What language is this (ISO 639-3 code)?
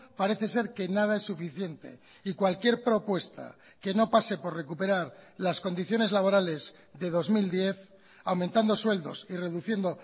spa